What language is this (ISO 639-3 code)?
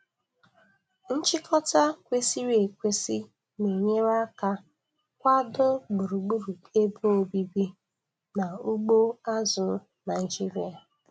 ibo